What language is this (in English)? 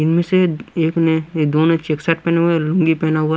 Hindi